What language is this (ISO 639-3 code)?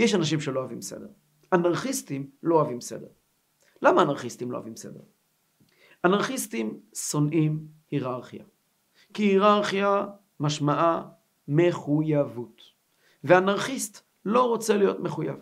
heb